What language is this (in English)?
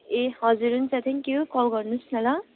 Nepali